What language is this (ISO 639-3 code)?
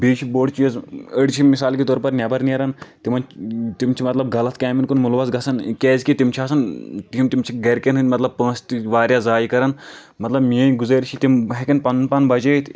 kas